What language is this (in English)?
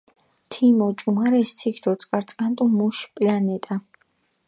Mingrelian